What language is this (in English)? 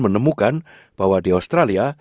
Indonesian